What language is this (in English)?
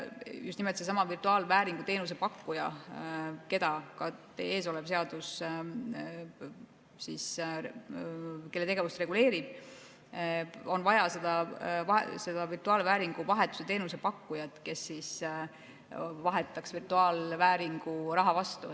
Estonian